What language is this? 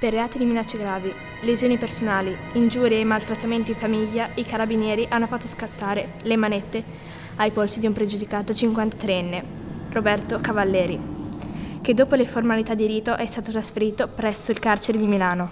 Italian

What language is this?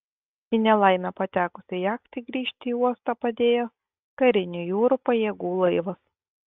Lithuanian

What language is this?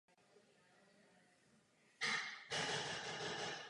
Czech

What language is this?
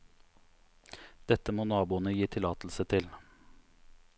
Norwegian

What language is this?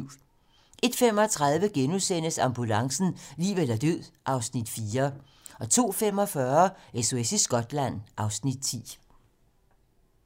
Danish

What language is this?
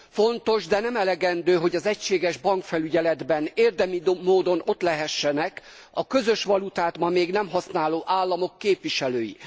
Hungarian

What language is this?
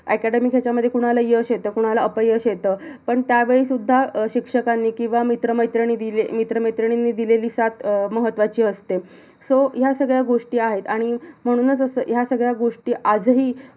Marathi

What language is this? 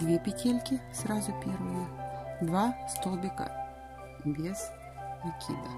Russian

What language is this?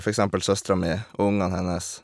Norwegian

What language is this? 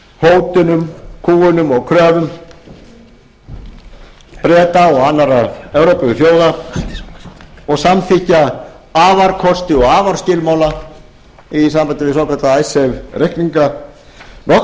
Icelandic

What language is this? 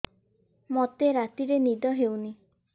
Odia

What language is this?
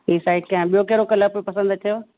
Sindhi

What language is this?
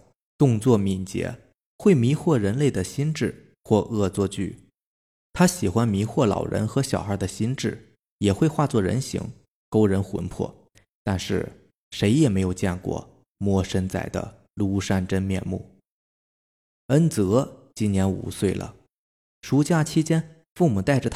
Chinese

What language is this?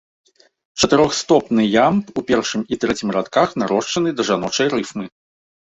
Belarusian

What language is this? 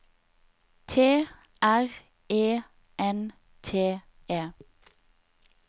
Norwegian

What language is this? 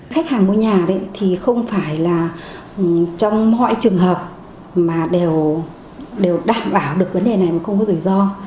Vietnamese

